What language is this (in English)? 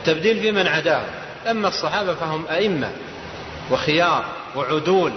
Arabic